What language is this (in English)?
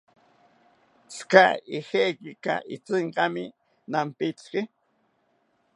South Ucayali Ashéninka